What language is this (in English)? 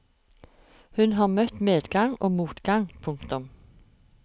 Norwegian